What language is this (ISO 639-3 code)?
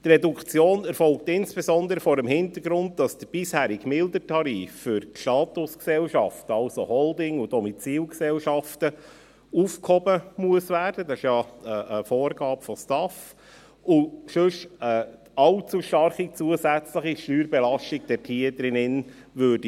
gsw